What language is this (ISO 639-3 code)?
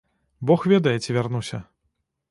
bel